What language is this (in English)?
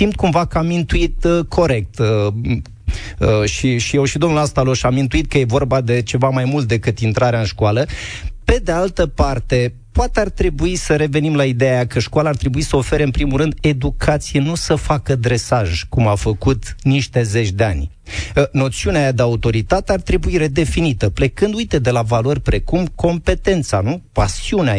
Romanian